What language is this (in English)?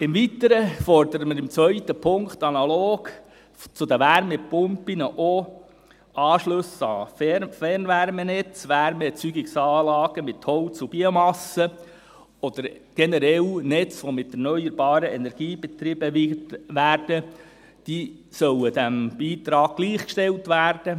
Swiss German